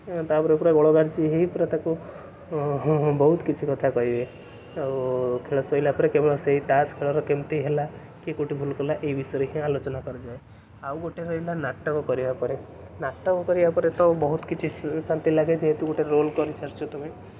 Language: Odia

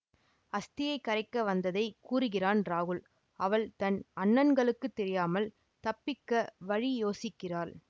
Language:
Tamil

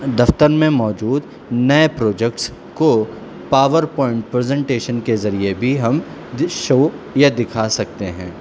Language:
Urdu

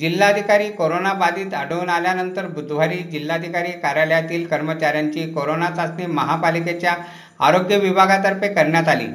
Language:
Marathi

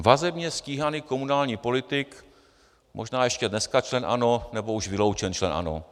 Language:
Czech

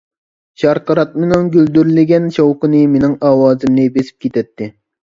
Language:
Uyghur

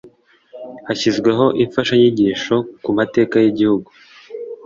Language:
Kinyarwanda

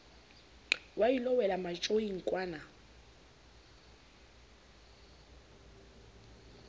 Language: Southern Sotho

